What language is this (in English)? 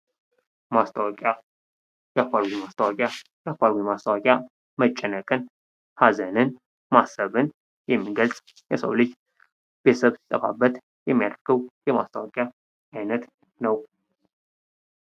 Amharic